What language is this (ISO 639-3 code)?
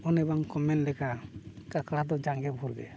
sat